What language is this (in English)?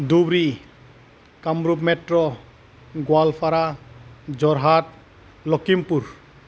Bodo